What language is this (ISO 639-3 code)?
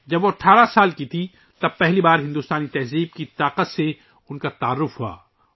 urd